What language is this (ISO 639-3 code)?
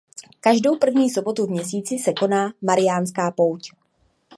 ces